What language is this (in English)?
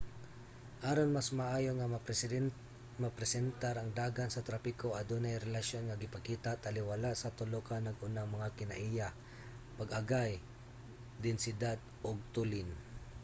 Cebuano